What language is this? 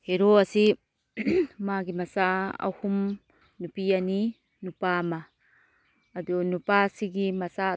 Manipuri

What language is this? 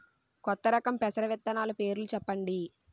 Telugu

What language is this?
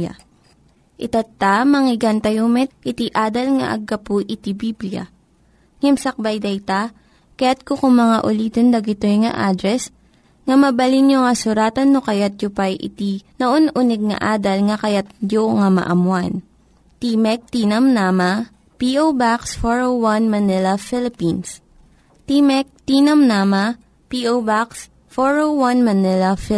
Filipino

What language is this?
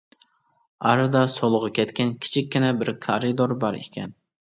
Uyghur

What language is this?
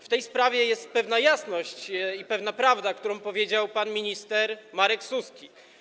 Polish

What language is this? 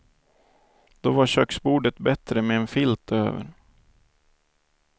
Swedish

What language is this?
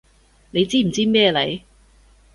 Cantonese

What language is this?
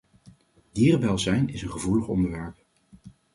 Dutch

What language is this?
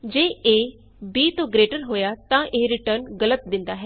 Punjabi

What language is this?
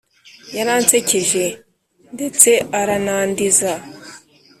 Kinyarwanda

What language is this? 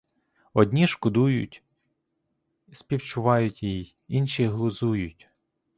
Ukrainian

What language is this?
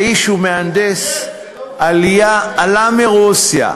Hebrew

